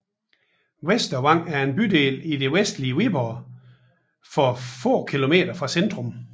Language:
Danish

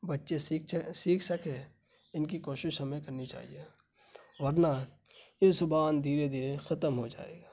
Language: Urdu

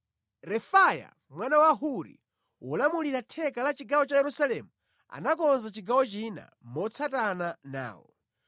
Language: Nyanja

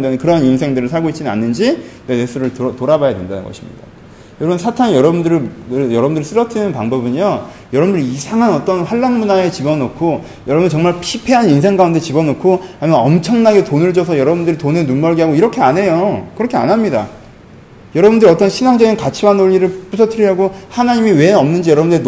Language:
Korean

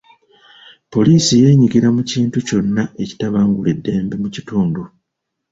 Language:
Ganda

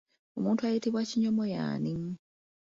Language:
Ganda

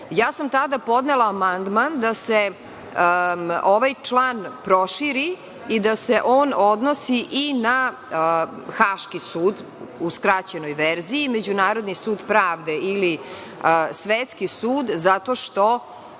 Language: Serbian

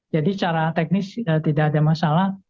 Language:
Indonesian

